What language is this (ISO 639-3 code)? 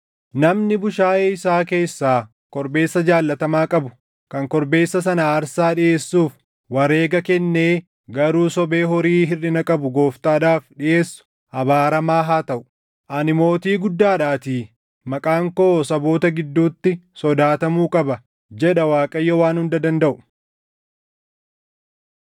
orm